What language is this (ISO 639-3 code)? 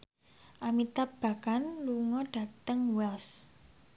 jav